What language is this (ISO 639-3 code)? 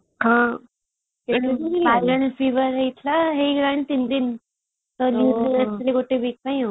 ori